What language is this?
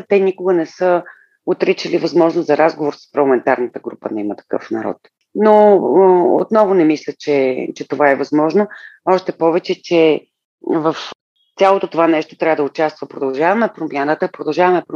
Bulgarian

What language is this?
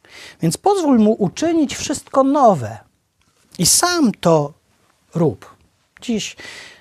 Polish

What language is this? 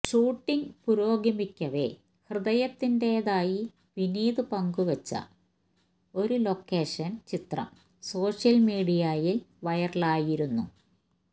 Malayalam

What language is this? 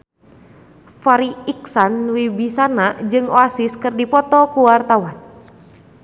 Sundanese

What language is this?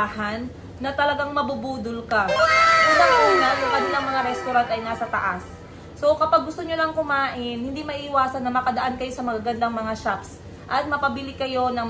Filipino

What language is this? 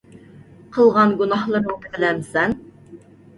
Uyghur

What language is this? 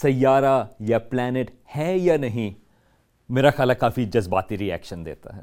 Urdu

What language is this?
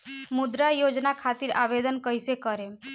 Bhojpuri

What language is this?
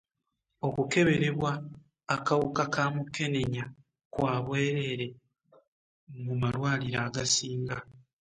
Ganda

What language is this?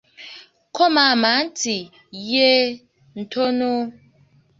Ganda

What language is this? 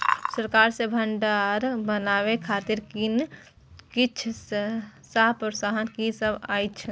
Maithili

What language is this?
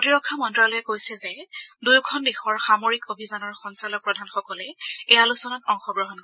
Assamese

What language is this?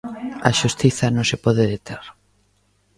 Galician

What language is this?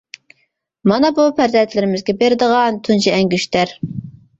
Uyghur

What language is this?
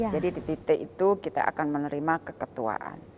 Indonesian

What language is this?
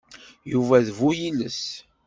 Kabyle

